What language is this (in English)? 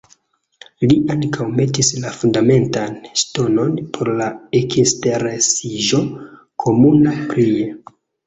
Esperanto